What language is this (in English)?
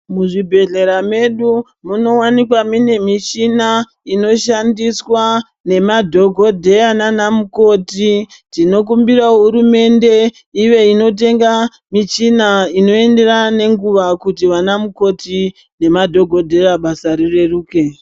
Ndau